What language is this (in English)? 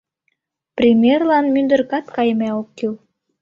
Mari